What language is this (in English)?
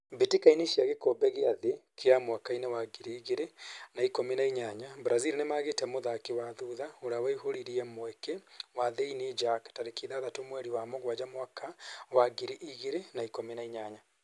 Kikuyu